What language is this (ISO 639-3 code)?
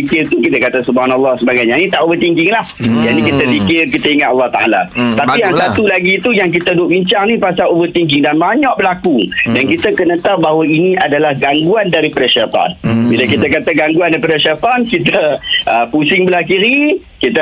msa